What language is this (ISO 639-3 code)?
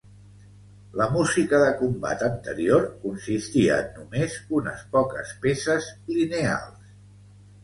cat